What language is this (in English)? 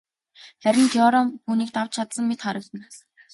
Mongolian